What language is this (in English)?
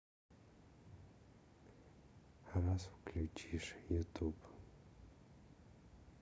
Russian